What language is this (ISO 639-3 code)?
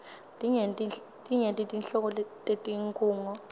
ssw